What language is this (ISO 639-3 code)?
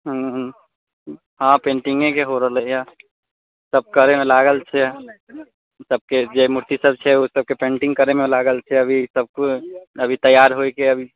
mai